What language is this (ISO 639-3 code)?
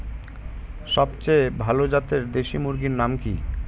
ben